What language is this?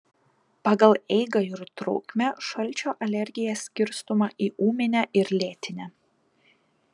Lithuanian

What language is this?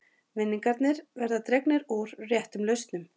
Icelandic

